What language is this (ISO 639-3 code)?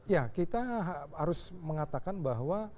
ind